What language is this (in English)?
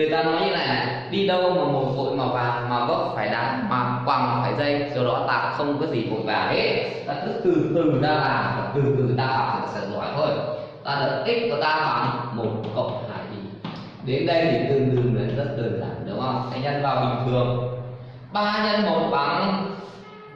Vietnamese